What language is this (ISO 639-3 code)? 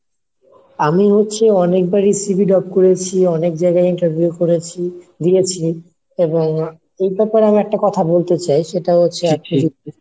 ben